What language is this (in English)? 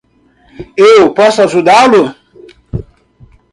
Portuguese